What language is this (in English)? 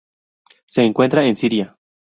Spanish